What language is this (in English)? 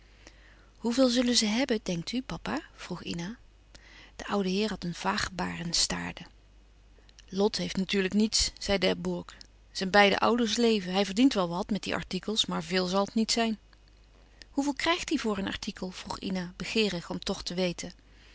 Dutch